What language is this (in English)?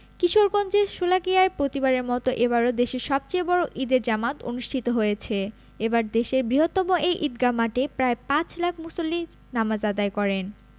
Bangla